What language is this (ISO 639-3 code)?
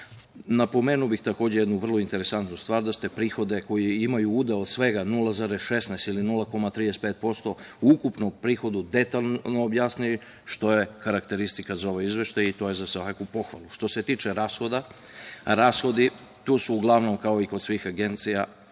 srp